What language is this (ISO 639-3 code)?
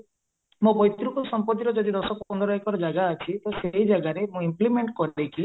ori